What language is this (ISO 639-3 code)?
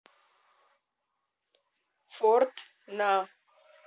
rus